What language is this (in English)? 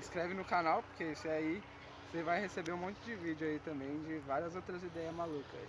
Portuguese